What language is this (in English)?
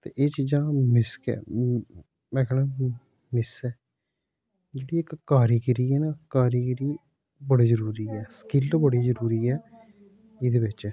Dogri